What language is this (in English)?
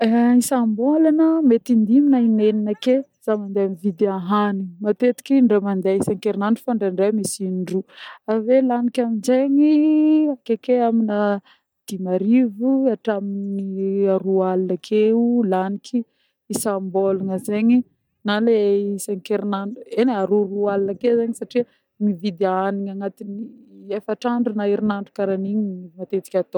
Northern Betsimisaraka Malagasy